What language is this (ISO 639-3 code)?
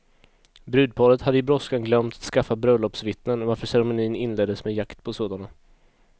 swe